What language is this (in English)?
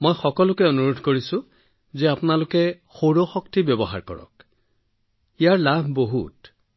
Assamese